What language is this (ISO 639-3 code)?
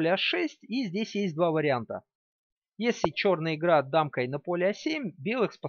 rus